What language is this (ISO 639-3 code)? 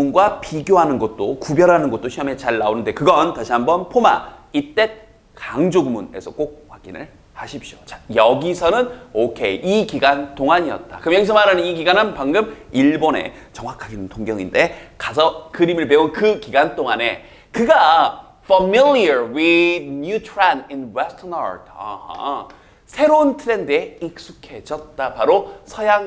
kor